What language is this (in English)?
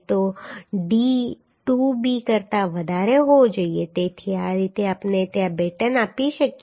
Gujarati